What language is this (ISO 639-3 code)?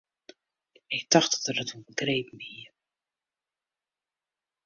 fry